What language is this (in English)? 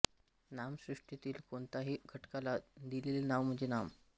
Marathi